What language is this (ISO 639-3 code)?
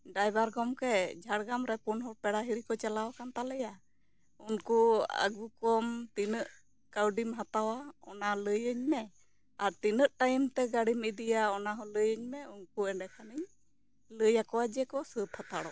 sat